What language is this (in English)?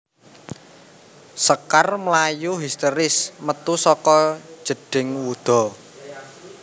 Javanese